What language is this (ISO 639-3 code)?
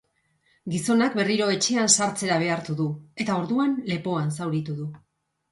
eus